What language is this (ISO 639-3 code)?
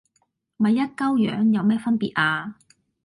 yue